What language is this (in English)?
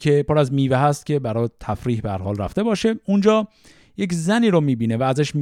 Persian